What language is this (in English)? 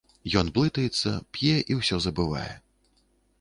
Belarusian